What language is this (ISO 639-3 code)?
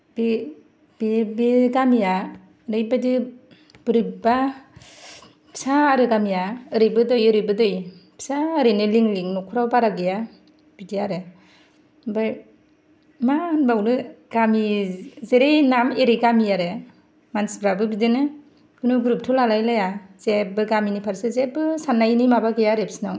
brx